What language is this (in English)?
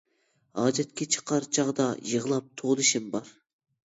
Uyghur